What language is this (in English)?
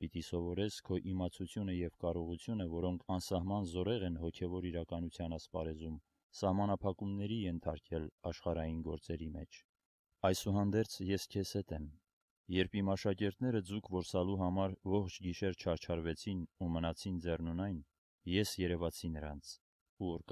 Romanian